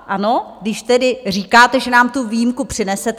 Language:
Czech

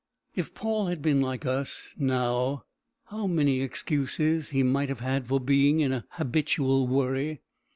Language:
English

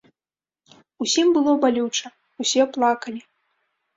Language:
Belarusian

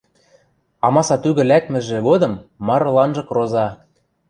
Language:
Western Mari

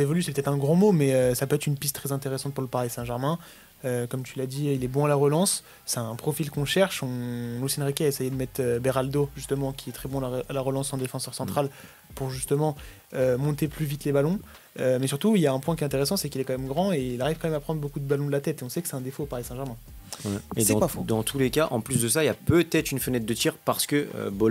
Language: French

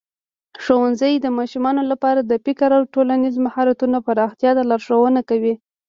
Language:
Pashto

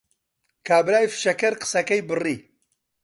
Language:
Central Kurdish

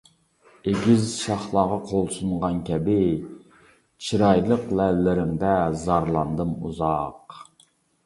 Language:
Uyghur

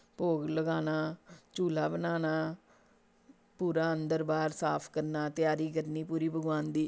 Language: Dogri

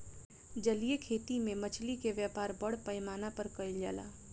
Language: Bhojpuri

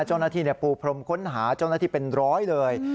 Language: Thai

